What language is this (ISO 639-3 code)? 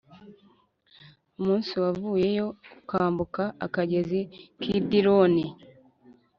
kin